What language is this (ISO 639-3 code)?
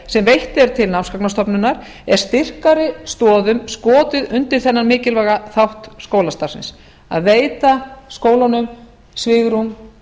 isl